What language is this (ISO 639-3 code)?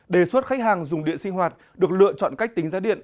vie